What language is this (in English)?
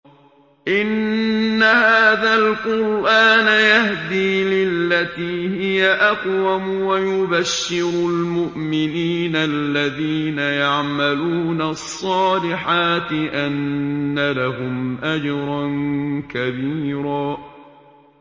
Arabic